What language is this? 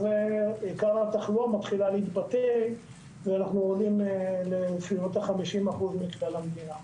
Hebrew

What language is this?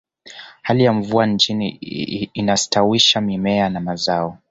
Swahili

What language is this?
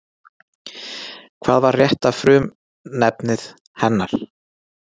Icelandic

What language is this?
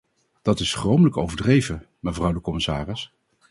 Dutch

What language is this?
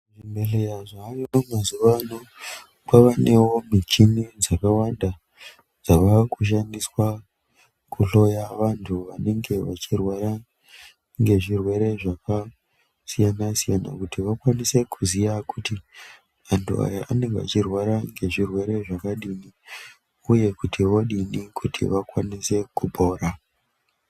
Ndau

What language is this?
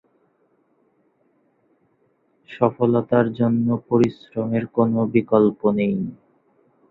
Bangla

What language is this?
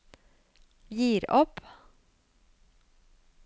Norwegian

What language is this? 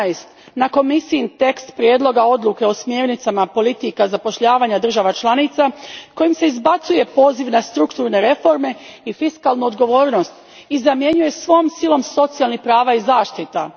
Croatian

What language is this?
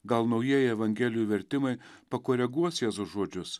Lithuanian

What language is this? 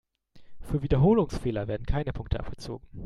German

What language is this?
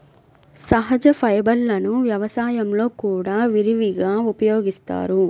Telugu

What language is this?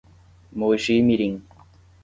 Portuguese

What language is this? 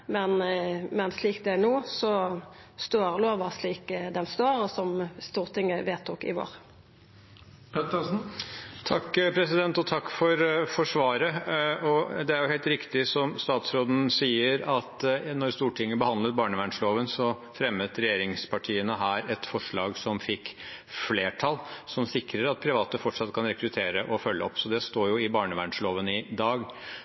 Norwegian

